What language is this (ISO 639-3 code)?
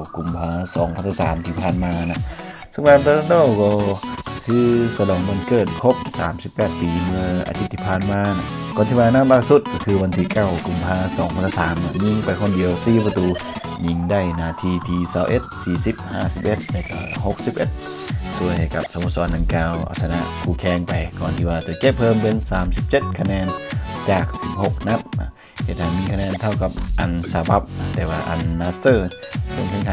tha